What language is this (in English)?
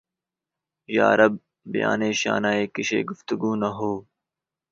Urdu